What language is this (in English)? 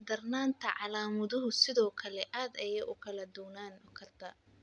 Somali